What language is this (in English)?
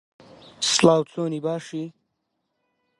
Central Kurdish